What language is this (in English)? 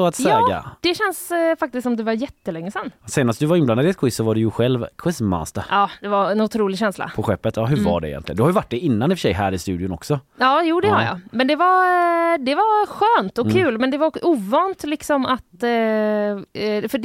Swedish